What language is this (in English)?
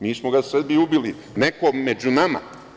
Serbian